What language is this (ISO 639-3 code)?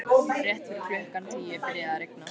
isl